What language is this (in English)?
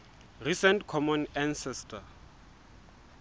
Southern Sotho